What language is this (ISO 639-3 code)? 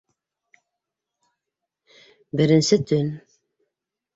bak